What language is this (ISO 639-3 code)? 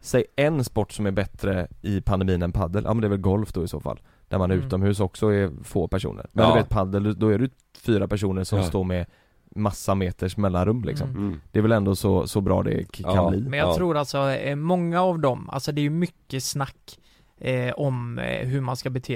swe